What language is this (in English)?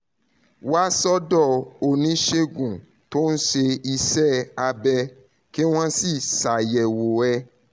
Yoruba